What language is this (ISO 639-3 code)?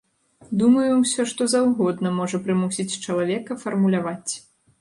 bel